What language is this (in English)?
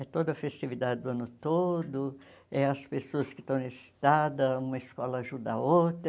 Portuguese